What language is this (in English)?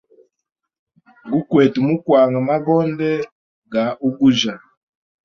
Hemba